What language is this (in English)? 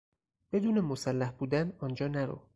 Persian